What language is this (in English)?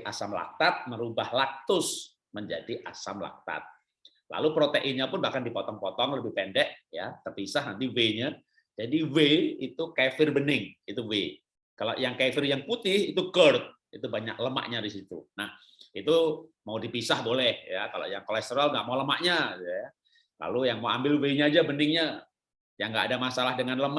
Indonesian